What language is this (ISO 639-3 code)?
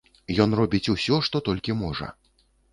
bel